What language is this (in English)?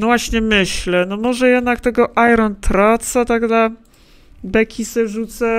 Polish